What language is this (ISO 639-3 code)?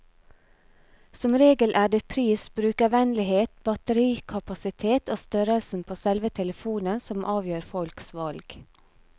nor